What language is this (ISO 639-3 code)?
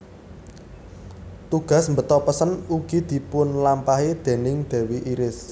jav